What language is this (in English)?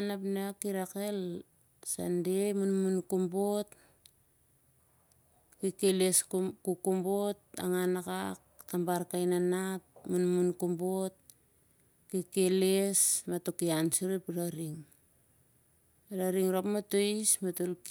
Siar-Lak